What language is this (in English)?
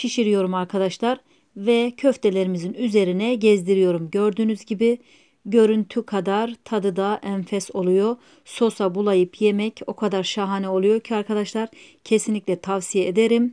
Turkish